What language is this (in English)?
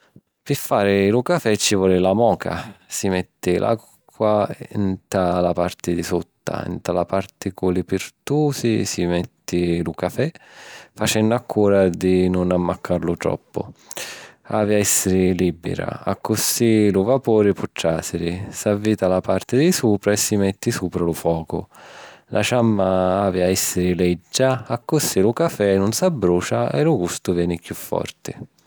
Sicilian